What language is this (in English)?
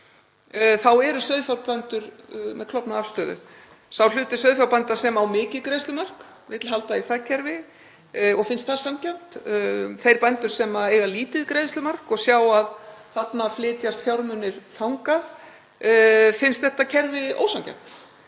Icelandic